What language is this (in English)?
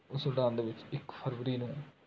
Punjabi